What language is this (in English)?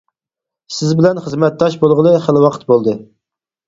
Uyghur